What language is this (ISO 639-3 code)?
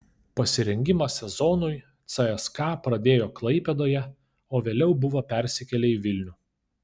lit